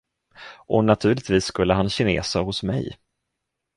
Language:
Swedish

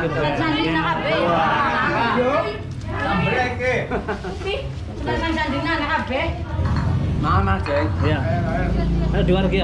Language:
Indonesian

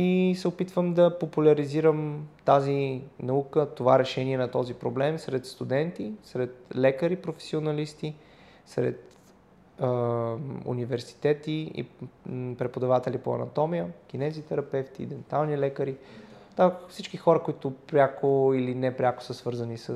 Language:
Bulgarian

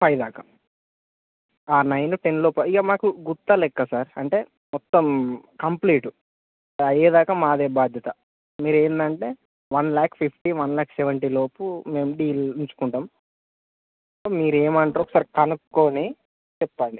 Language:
Telugu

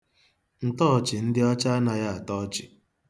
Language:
Igbo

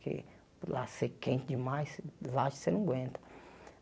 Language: Portuguese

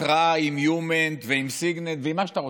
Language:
Hebrew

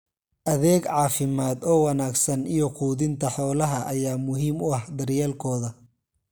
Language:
Somali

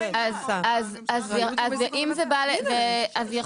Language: Hebrew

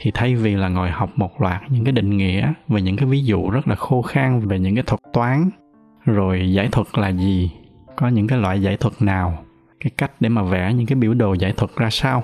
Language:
Vietnamese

